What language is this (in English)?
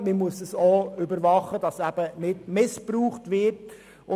Swiss German